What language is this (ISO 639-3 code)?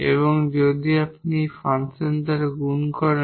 ben